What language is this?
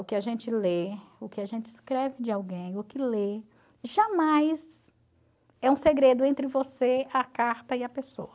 Portuguese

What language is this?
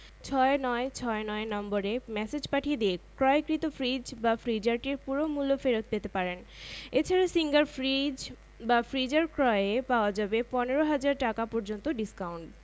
Bangla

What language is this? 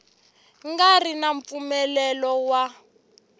Tsonga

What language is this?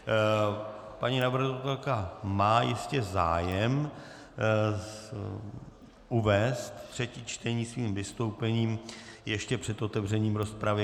Czech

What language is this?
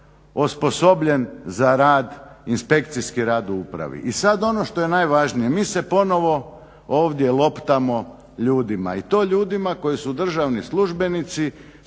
Croatian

